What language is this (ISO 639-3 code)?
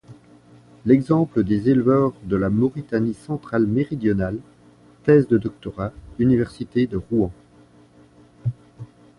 fra